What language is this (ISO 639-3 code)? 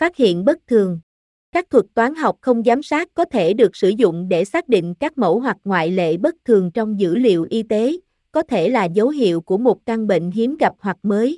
vie